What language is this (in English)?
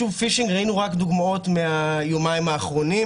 Hebrew